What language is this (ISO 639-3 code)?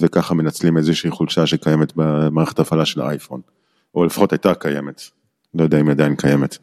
heb